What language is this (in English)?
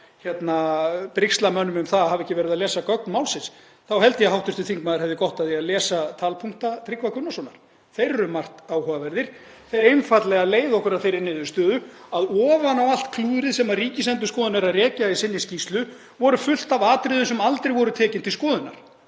Icelandic